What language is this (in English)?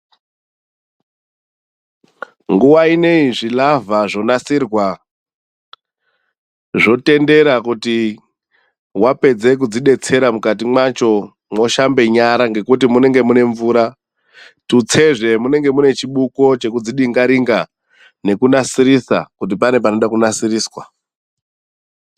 Ndau